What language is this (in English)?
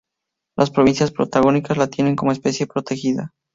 Spanish